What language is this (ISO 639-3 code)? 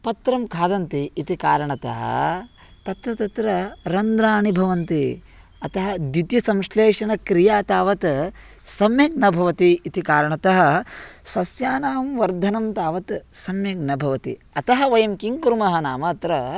san